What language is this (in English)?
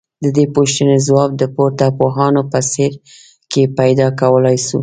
Pashto